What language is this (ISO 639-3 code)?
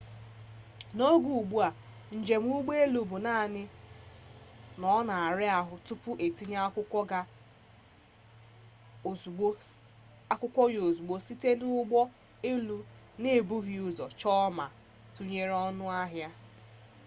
ibo